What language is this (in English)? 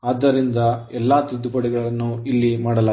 Kannada